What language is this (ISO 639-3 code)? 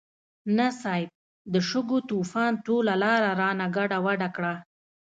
pus